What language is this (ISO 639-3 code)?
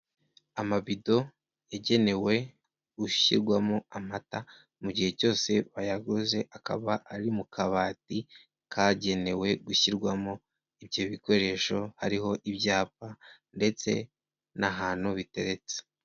kin